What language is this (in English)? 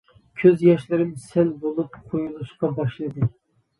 Uyghur